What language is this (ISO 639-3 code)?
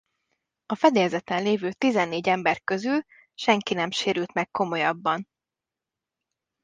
hun